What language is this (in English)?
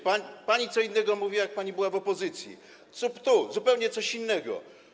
Polish